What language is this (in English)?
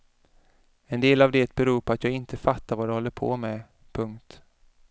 Swedish